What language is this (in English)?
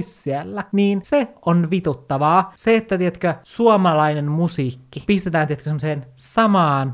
Finnish